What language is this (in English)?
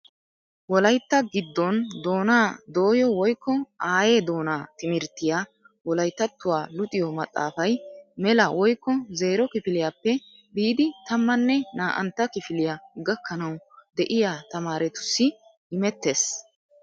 Wolaytta